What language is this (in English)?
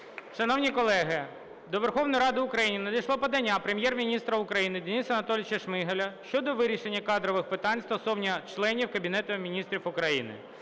Ukrainian